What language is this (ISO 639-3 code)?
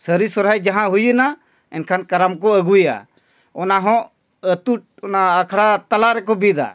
sat